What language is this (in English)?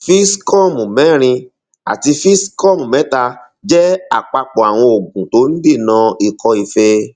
Yoruba